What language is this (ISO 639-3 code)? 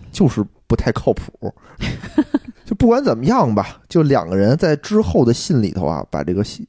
zho